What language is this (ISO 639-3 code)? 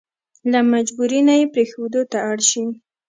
pus